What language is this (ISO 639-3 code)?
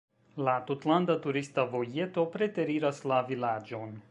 epo